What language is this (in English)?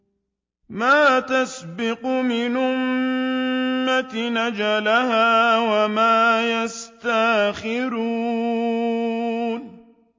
Arabic